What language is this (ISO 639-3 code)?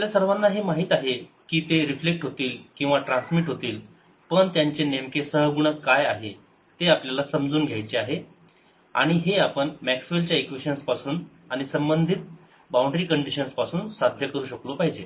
mar